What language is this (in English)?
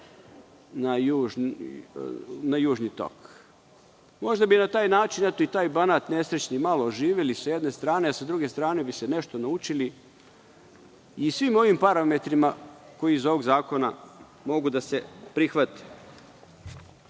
Serbian